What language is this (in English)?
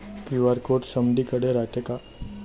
Marathi